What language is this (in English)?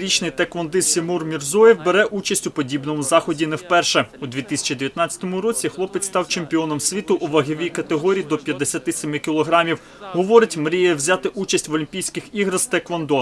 Ukrainian